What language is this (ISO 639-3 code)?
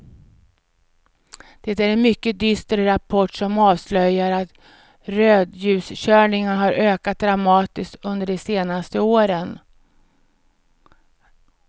swe